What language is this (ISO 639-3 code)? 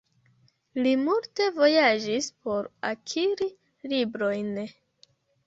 epo